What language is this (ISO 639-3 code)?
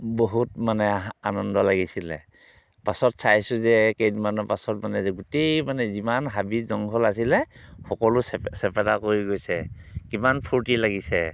asm